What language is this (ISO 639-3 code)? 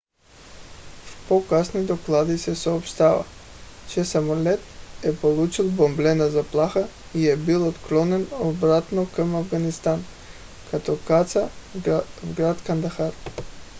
bul